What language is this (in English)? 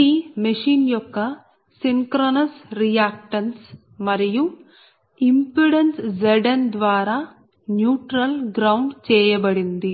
Telugu